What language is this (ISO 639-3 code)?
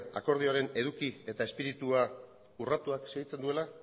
eus